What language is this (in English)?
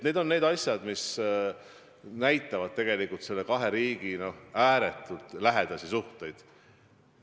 Estonian